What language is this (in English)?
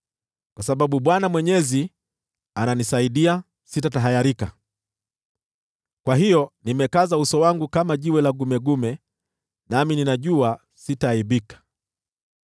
Swahili